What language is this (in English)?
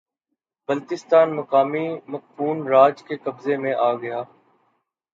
Urdu